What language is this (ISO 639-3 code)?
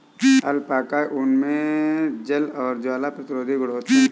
hin